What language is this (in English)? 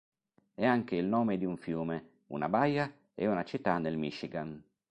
Italian